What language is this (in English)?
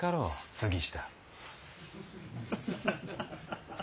Japanese